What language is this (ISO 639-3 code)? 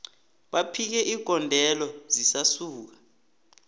nbl